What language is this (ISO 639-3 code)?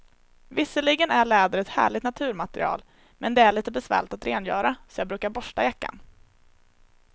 swe